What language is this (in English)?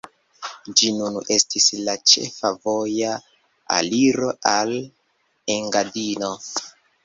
Esperanto